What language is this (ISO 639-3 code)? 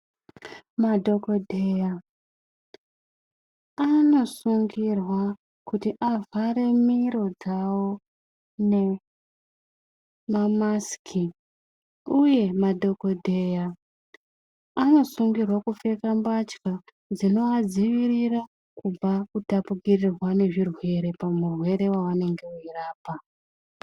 ndc